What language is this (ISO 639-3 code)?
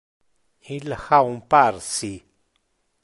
ina